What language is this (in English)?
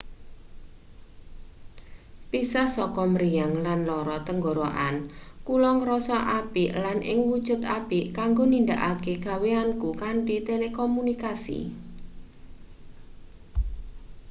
Javanese